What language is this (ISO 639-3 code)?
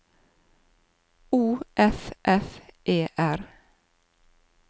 nor